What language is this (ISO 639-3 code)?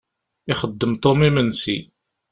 kab